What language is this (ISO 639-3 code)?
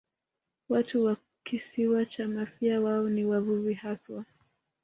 swa